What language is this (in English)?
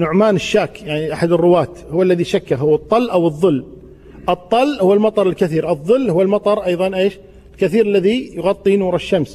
Arabic